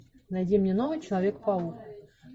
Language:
Russian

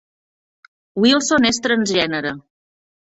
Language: Catalan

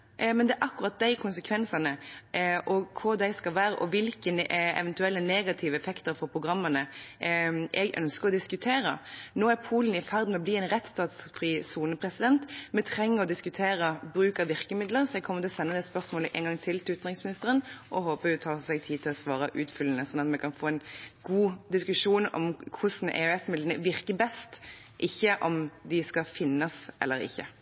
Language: Norwegian Bokmål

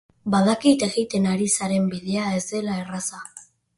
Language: Basque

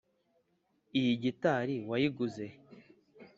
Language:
Kinyarwanda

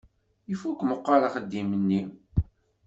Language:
Kabyle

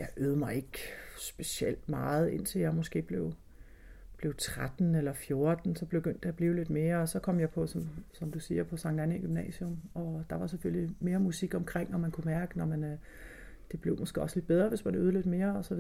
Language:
Danish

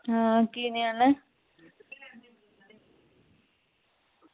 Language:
Dogri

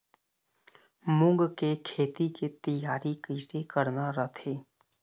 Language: Chhattisgarhi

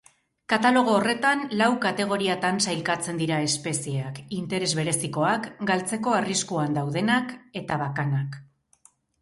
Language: Basque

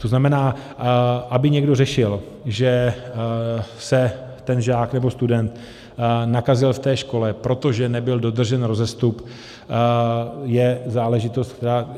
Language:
Czech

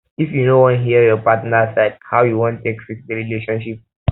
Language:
Nigerian Pidgin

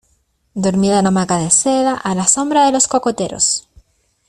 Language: Spanish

